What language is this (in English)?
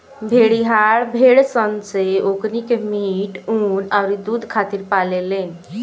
Bhojpuri